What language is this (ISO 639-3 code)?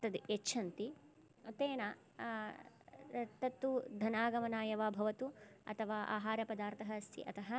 san